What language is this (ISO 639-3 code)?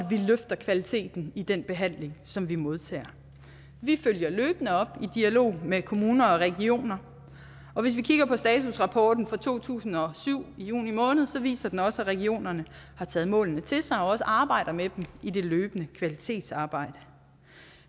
dan